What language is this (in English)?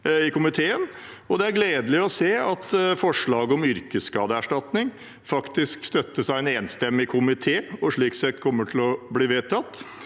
Norwegian